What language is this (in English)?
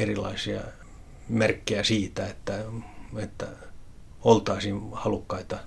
Finnish